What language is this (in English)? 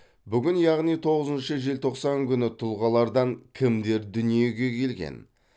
Kazakh